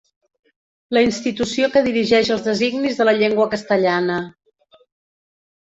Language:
Catalan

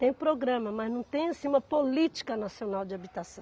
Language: Portuguese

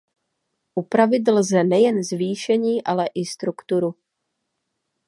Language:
Czech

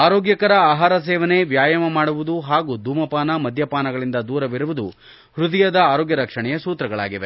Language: Kannada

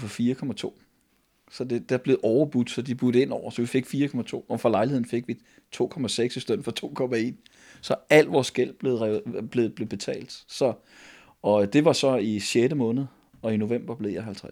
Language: Danish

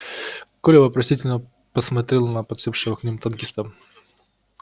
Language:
Russian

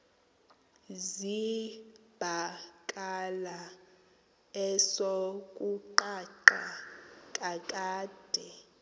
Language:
Xhosa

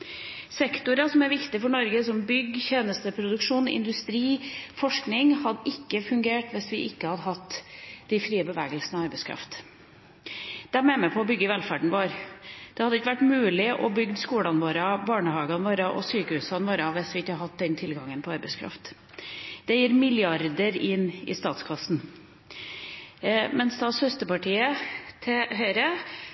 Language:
Norwegian Bokmål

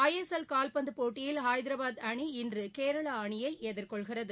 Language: Tamil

